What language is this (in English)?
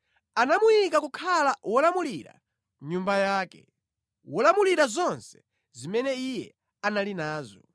Nyanja